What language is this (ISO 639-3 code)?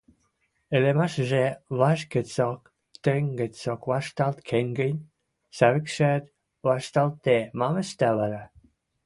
mrj